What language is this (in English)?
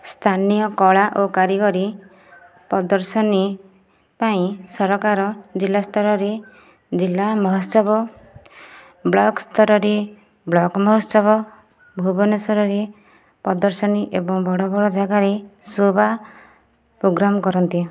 Odia